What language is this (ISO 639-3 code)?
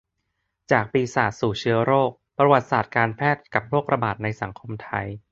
tha